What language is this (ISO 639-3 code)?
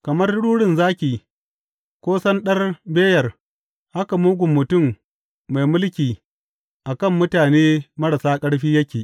hau